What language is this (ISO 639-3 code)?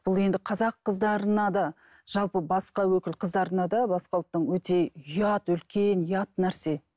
kaz